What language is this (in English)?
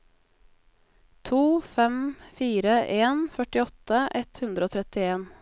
Norwegian